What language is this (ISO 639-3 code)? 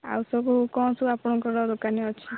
ori